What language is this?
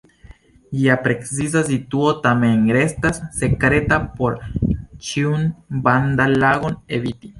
Esperanto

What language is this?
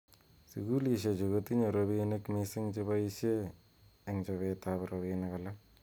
Kalenjin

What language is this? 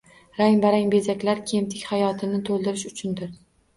Uzbek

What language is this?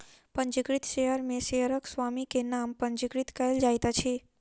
Maithili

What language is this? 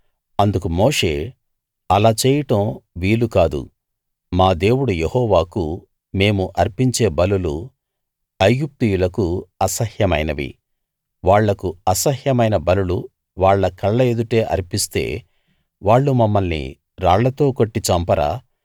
Telugu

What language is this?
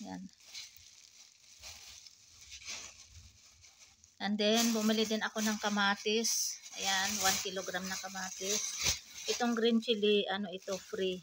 Filipino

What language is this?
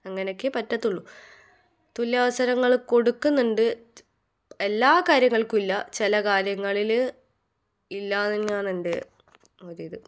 Malayalam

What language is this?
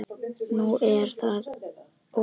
Icelandic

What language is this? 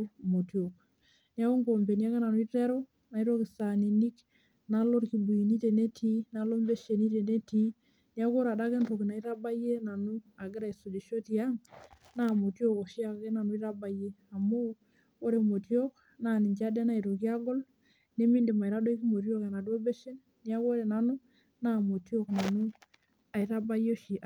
Masai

